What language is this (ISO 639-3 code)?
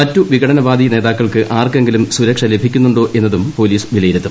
mal